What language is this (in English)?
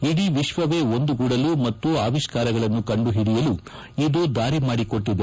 Kannada